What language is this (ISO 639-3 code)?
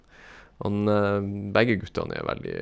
nor